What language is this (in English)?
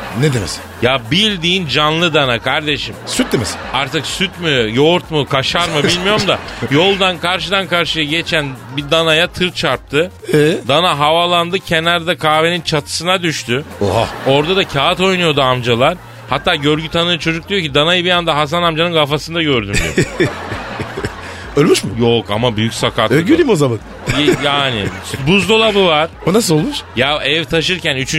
Turkish